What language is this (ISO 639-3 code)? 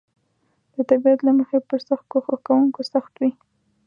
pus